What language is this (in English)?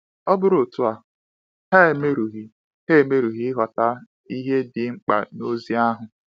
Igbo